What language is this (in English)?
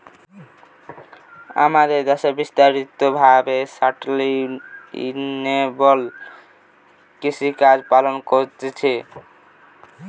Bangla